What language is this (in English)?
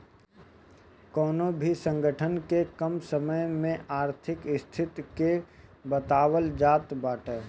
Bhojpuri